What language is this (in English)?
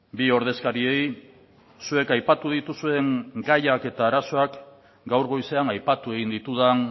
Basque